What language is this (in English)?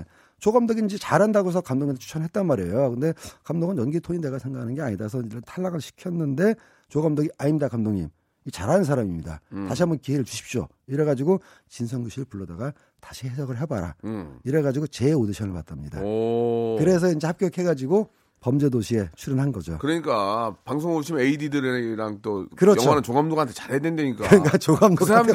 Korean